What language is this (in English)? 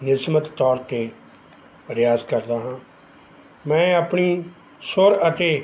Punjabi